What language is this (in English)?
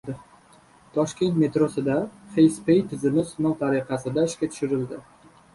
Uzbek